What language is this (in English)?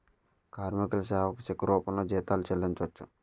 Telugu